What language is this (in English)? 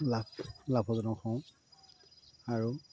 Assamese